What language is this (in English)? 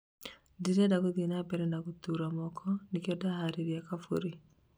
Kikuyu